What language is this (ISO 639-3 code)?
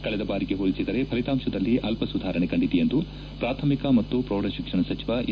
kan